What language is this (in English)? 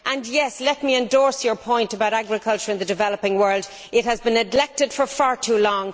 English